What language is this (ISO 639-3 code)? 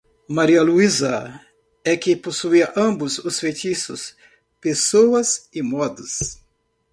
por